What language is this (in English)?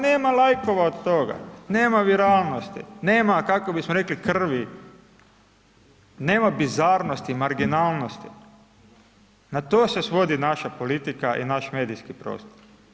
Croatian